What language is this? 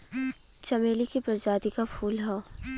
Bhojpuri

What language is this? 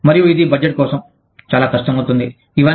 Telugu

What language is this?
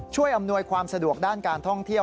Thai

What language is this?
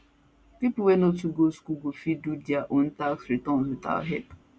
Nigerian Pidgin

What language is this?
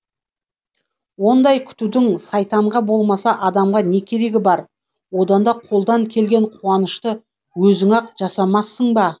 Kazakh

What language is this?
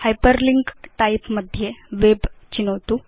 Sanskrit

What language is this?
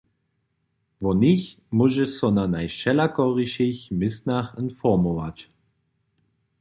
Upper Sorbian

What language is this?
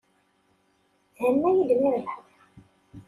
Kabyle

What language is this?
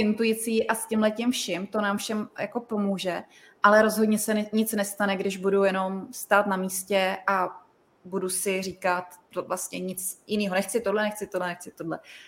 Czech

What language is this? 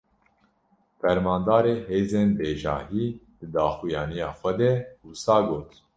Kurdish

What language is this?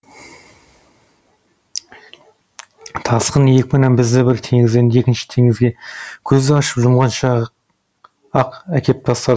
Kazakh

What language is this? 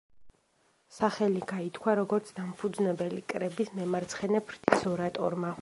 Georgian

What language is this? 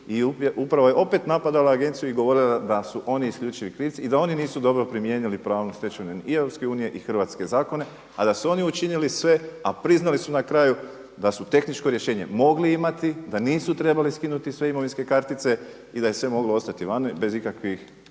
Croatian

